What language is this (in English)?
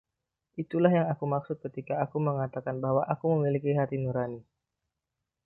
Indonesian